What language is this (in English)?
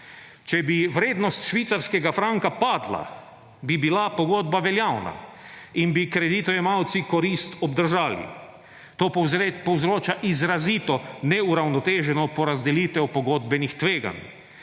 Slovenian